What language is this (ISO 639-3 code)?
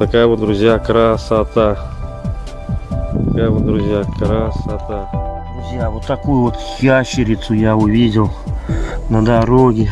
rus